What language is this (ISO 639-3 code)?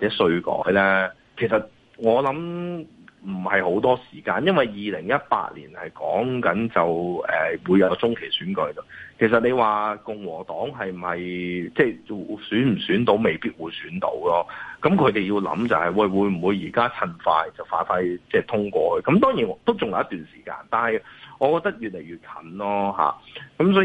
zho